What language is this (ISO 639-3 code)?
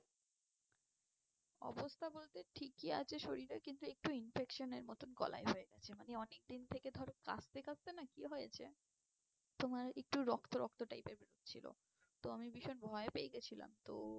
ben